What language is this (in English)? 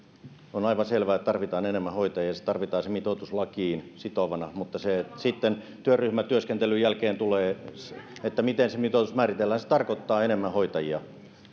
Finnish